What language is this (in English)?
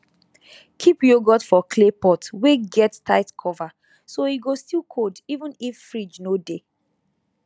Nigerian Pidgin